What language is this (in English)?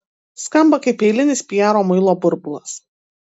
Lithuanian